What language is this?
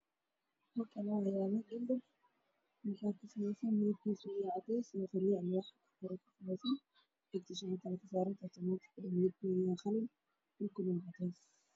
Somali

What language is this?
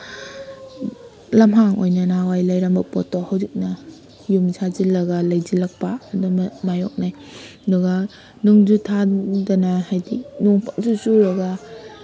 Manipuri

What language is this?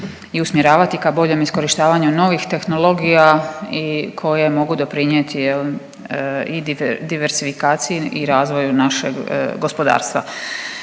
Croatian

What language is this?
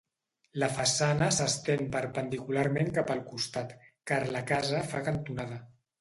Catalan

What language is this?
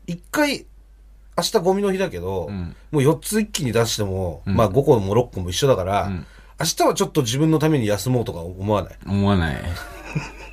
Japanese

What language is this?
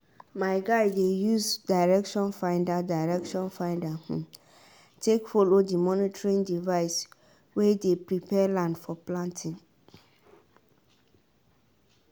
Nigerian Pidgin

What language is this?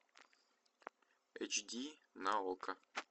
Russian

